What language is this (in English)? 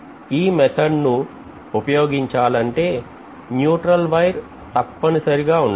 Telugu